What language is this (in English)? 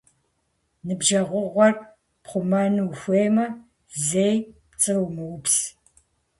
Kabardian